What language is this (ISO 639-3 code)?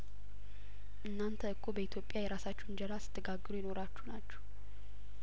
amh